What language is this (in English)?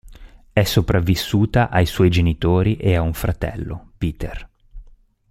Italian